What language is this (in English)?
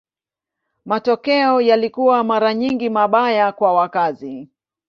Swahili